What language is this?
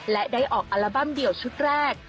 Thai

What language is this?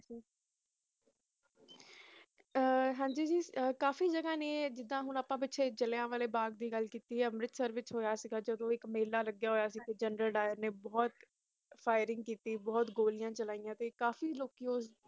Punjabi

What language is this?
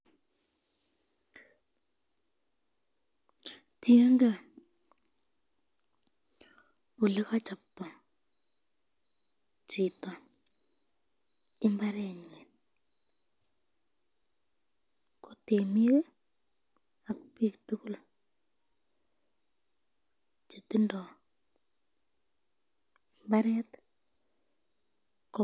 Kalenjin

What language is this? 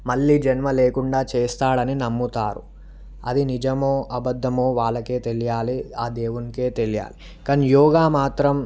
Telugu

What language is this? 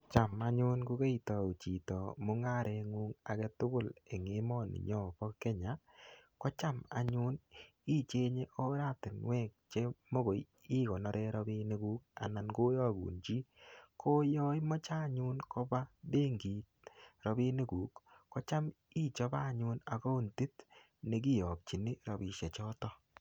Kalenjin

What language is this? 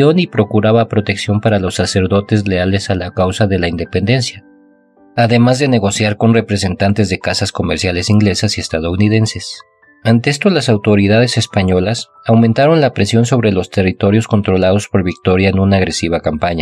Spanish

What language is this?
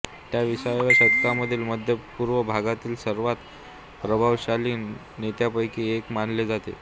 Marathi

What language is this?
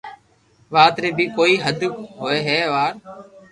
Loarki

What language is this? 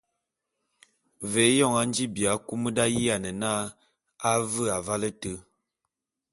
Bulu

